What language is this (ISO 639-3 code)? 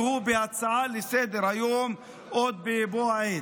heb